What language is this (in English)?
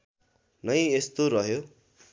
Nepali